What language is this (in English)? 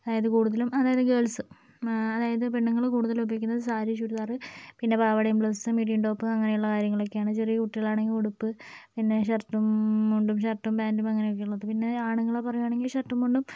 Malayalam